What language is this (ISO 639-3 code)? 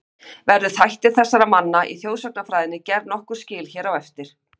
isl